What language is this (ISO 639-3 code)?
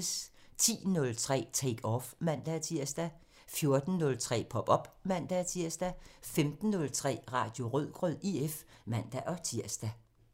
dan